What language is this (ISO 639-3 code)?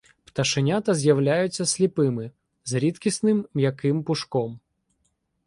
ukr